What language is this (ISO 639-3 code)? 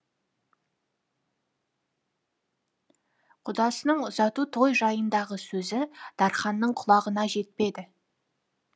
kaz